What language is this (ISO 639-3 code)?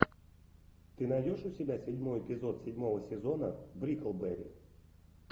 rus